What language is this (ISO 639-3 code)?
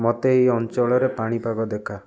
ori